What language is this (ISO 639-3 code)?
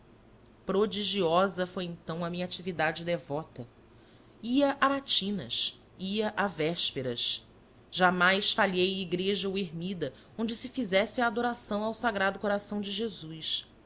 por